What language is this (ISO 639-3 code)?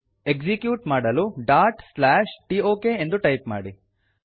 kan